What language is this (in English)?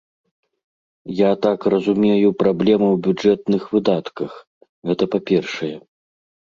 Belarusian